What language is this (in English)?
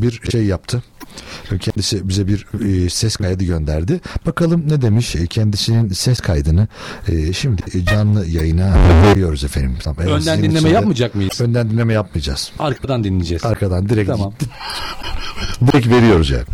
Turkish